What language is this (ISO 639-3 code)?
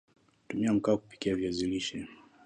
swa